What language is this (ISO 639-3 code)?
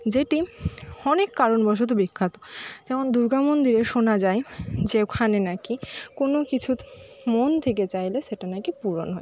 ben